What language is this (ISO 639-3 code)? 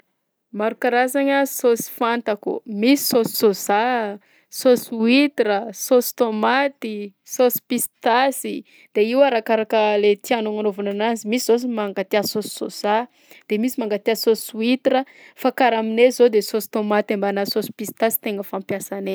bzc